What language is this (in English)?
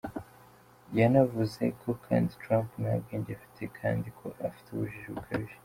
Kinyarwanda